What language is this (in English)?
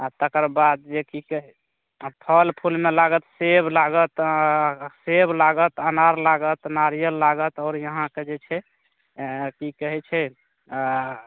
Maithili